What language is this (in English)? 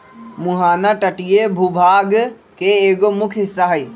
Magahi